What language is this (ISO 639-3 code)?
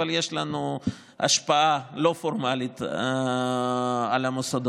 heb